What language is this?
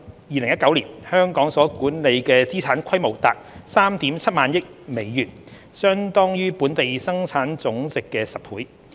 Cantonese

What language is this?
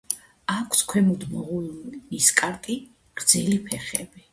Georgian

